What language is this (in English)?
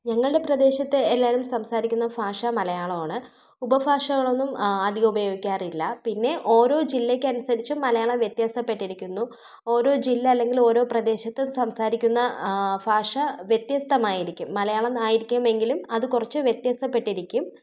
Malayalam